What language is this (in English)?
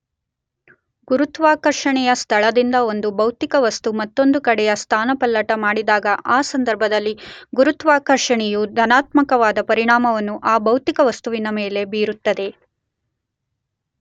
Kannada